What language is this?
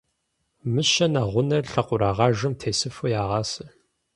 Kabardian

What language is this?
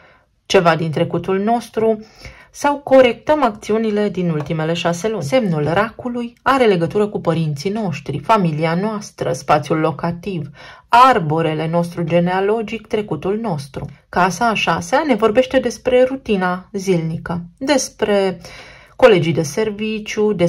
Romanian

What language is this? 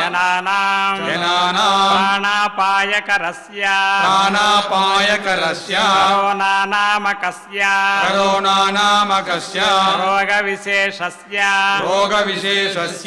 Hindi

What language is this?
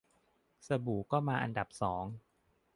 Thai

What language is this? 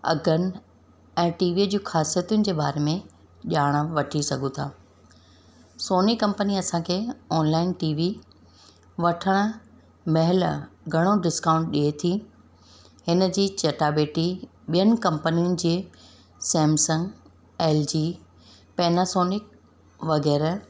Sindhi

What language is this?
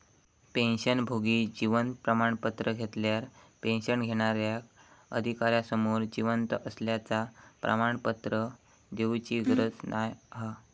Marathi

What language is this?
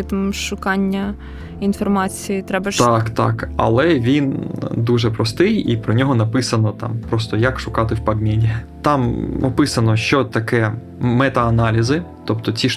Ukrainian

